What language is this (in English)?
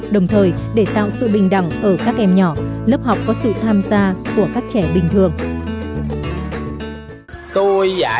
Vietnamese